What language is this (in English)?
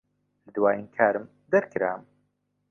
Central Kurdish